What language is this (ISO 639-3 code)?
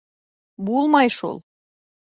bak